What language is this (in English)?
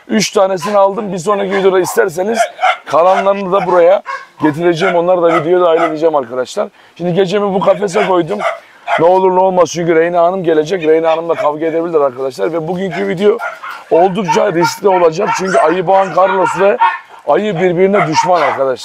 Turkish